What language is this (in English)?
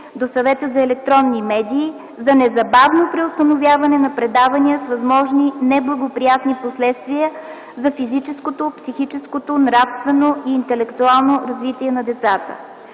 Bulgarian